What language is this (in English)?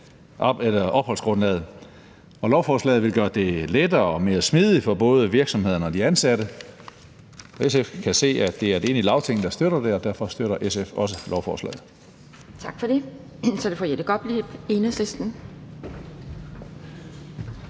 Danish